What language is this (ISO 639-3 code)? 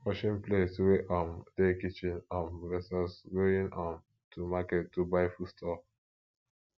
pcm